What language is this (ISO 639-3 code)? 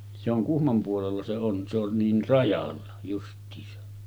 fin